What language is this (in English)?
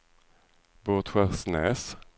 Swedish